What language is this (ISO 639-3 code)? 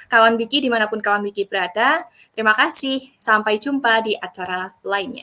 ind